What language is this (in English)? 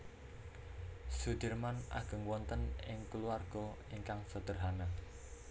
Javanese